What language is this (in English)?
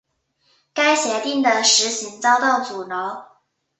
Chinese